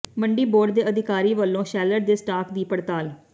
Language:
Punjabi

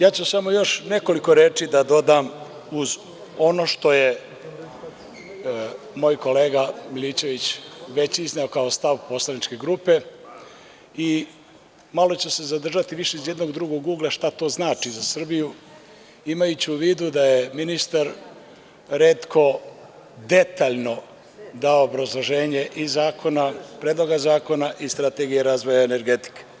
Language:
Serbian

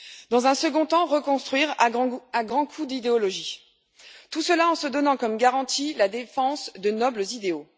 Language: French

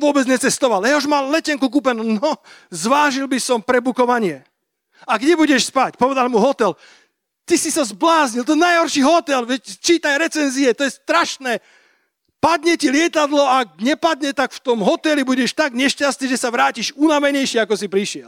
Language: Slovak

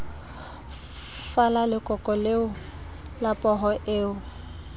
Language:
Southern Sotho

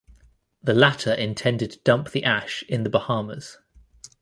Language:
English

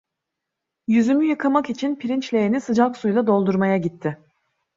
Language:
Turkish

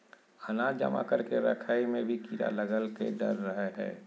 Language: Magahi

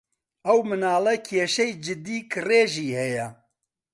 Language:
Central Kurdish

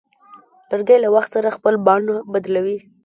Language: Pashto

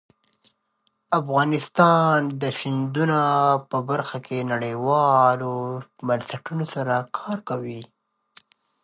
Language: Pashto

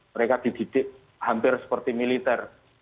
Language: Indonesian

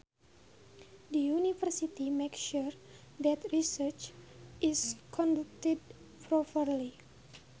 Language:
Sundanese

